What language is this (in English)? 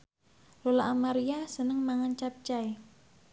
Javanese